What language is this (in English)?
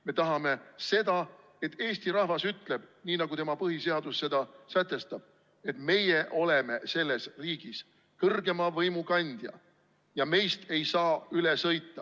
Estonian